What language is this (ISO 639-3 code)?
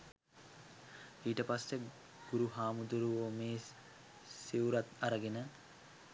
sin